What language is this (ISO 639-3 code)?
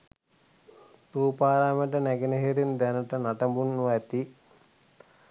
sin